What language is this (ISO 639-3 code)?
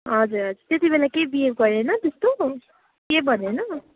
nep